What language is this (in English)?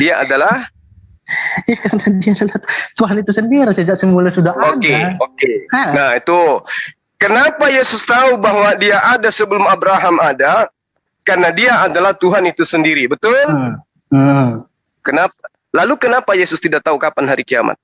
Indonesian